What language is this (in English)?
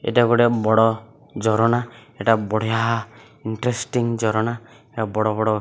Odia